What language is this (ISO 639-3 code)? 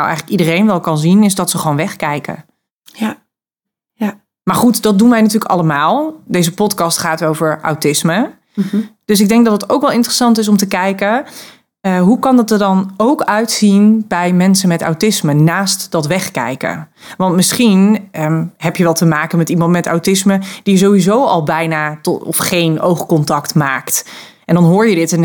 nld